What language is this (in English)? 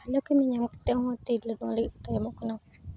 Santali